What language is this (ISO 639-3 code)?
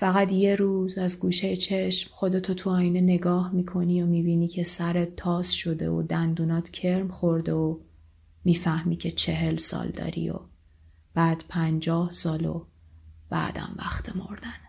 fas